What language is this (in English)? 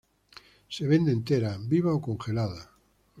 Spanish